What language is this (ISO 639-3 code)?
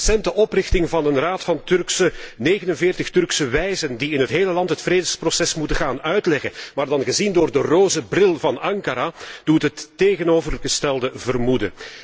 nld